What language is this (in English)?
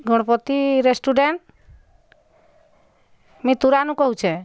Odia